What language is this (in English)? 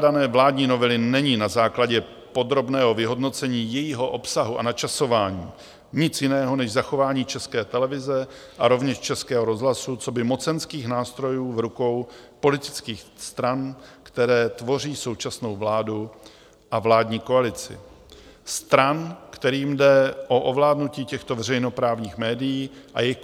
Czech